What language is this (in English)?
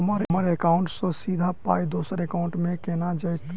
Maithili